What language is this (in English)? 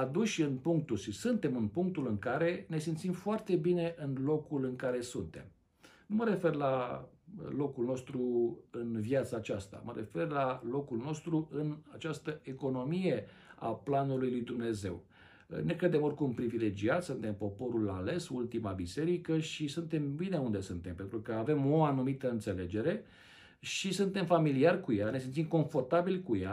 Romanian